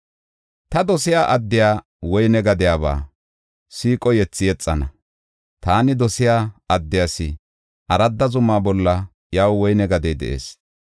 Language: Gofa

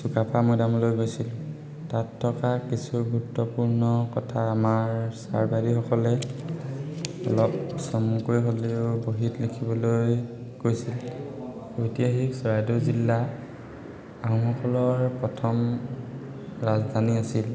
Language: Assamese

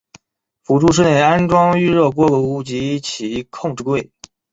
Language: Chinese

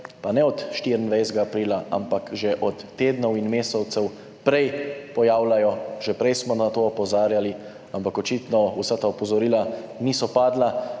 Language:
Slovenian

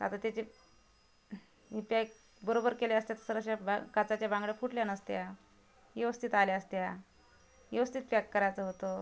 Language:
Marathi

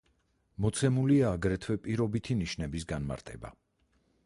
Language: Georgian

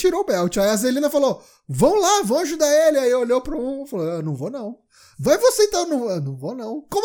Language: Portuguese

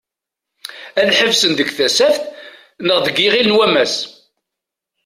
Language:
Kabyle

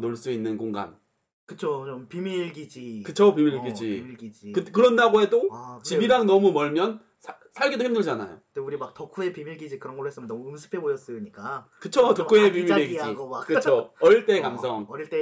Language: Korean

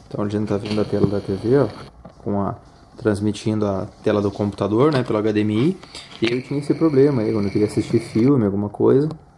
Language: Portuguese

